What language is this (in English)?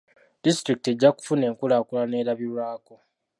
Ganda